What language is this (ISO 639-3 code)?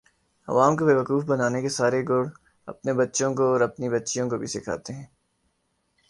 urd